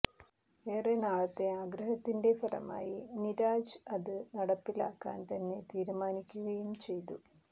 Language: Malayalam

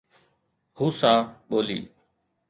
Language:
Sindhi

